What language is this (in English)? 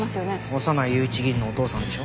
Japanese